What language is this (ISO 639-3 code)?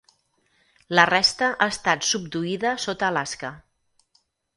cat